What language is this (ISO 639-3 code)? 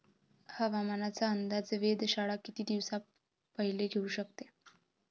mar